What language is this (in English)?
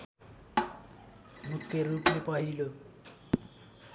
Nepali